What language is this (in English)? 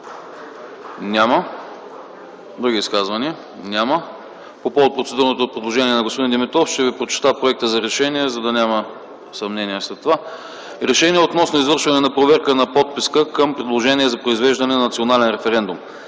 Bulgarian